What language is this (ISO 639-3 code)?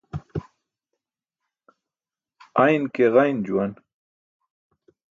bsk